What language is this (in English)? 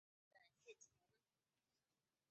Chinese